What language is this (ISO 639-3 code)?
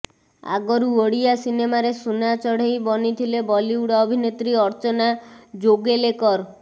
ori